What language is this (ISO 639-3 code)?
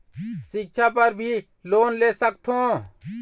hne